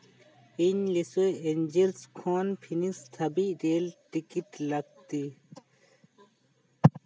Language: Santali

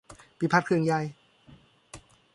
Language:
Thai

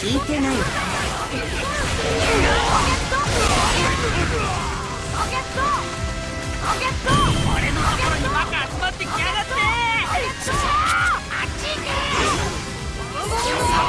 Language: Japanese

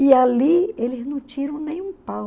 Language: Portuguese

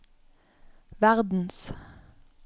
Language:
Norwegian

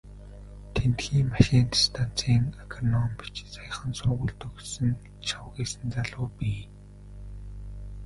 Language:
Mongolian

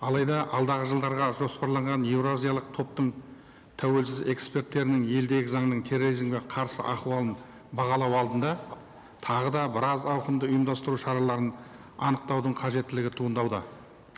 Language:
Kazakh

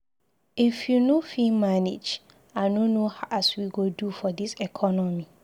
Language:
Nigerian Pidgin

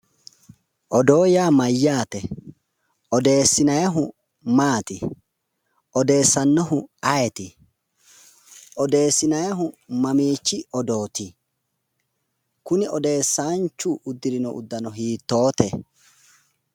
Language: Sidamo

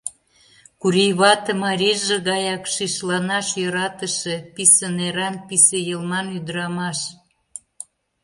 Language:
Mari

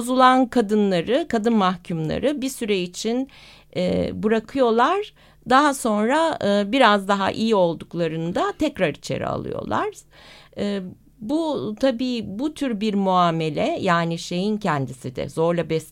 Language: Turkish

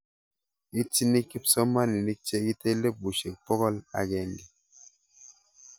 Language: Kalenjin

